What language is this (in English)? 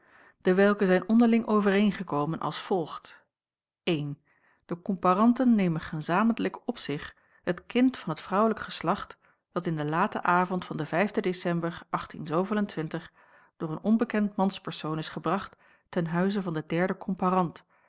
Dutch